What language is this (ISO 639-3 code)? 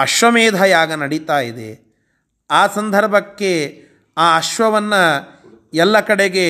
kan